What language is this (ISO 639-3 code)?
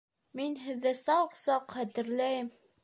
bak